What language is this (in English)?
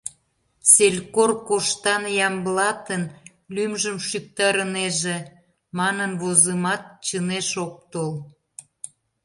Mari